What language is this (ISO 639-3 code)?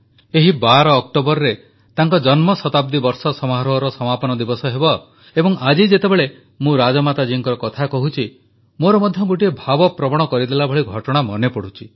ori